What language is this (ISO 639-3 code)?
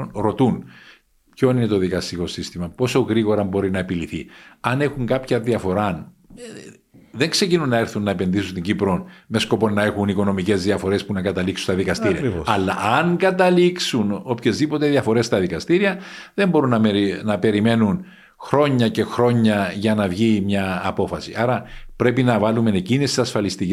ell